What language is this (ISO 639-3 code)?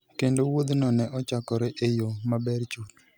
luo